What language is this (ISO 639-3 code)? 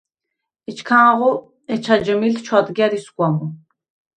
sva